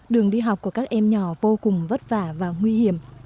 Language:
Vietnamese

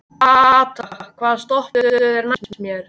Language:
Icelandic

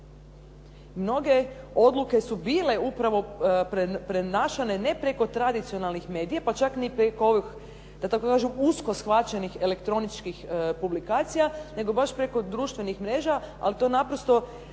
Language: Croatian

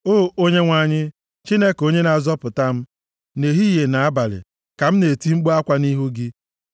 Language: Igbo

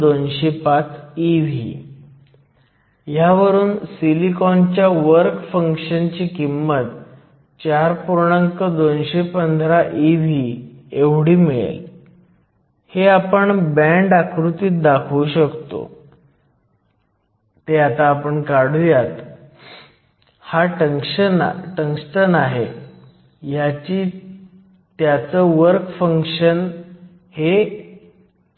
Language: Marathi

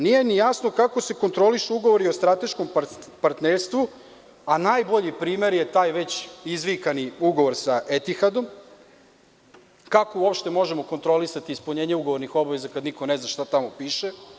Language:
Serbian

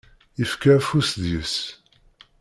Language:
Kabyle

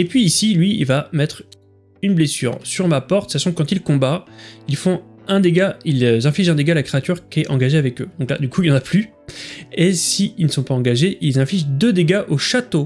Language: French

